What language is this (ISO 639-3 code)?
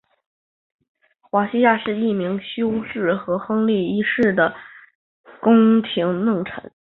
zho